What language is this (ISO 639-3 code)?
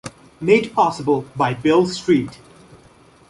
eng